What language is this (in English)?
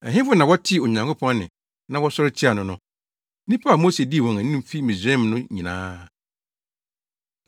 Akan